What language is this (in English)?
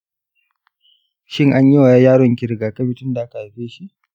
Hausa